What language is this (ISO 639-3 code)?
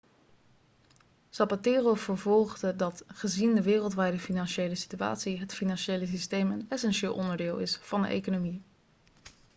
nld